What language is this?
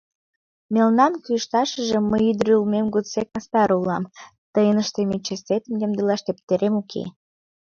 Mari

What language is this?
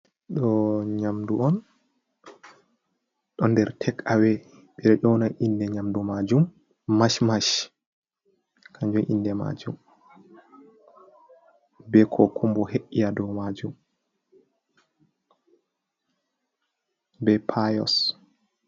Fula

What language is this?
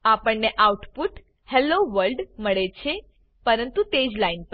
Gujarati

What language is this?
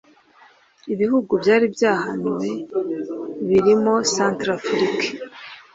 Kinyarwanda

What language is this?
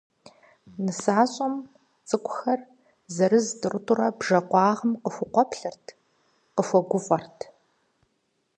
Kabardian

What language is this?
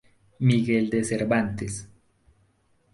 Spanish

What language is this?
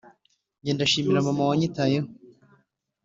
Kinyarwanda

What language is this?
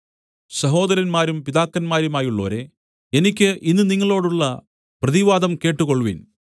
Malayalam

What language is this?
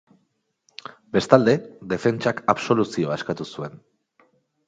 Basque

